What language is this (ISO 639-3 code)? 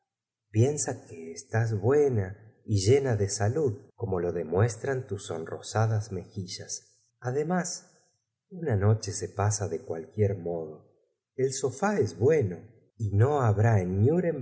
spa